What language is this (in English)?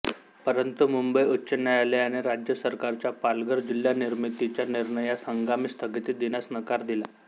Marathi